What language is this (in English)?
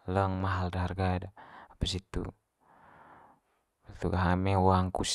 Manggarai